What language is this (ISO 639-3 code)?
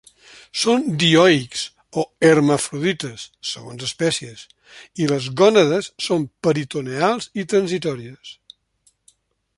cat